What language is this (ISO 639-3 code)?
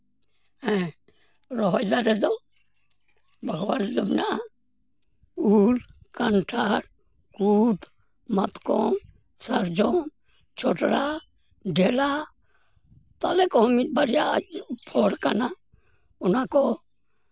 sat